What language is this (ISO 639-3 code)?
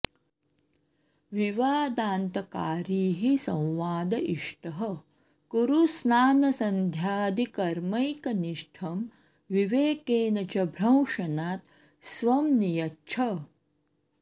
san